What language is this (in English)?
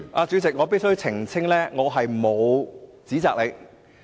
Cantonese